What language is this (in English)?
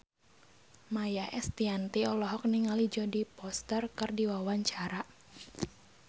Sundanese